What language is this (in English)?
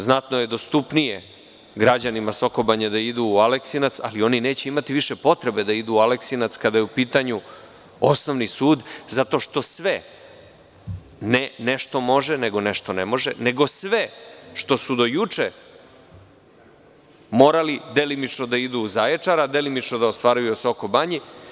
Serbian